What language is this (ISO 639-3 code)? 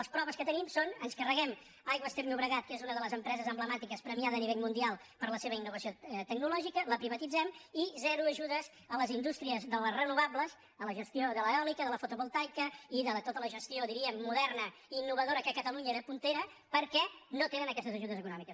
cat